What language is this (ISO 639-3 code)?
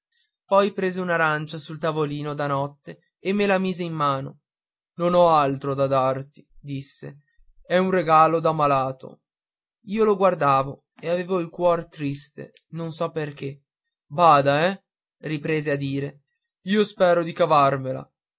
ita